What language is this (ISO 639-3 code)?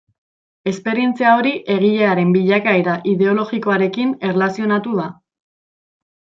eus